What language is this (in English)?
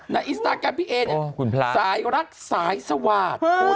Thai